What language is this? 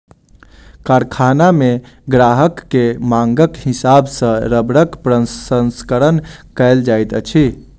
Maithili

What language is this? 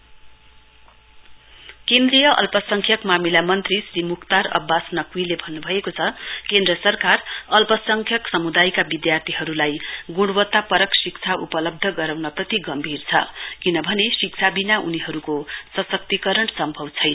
Nepali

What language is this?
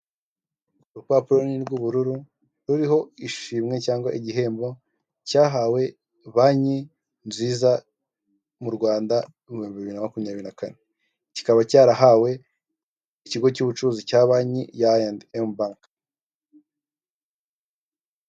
Kinyarwanda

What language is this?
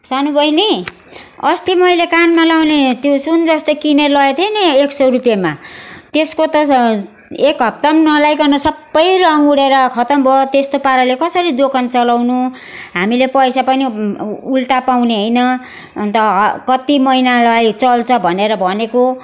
Nepali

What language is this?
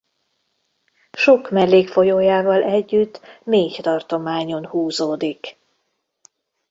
Hungarian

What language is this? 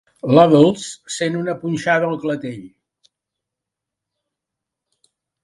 Catalan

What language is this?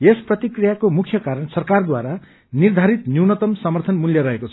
Nepali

